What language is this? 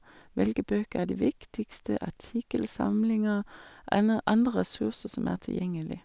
Norwegian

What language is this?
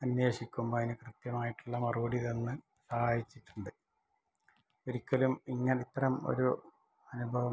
Malayalam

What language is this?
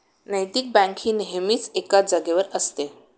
Marathi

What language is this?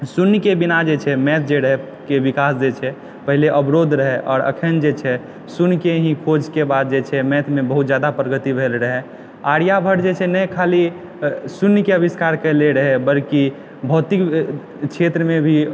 Maithili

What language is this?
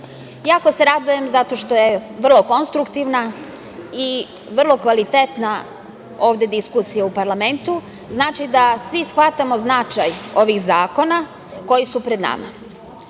Serbian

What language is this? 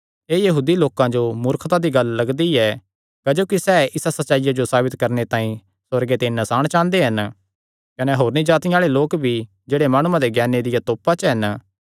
Kangri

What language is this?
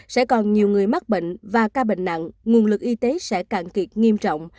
Vietnamese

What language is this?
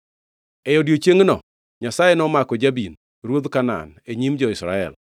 Luo (Kenya and Tanzania)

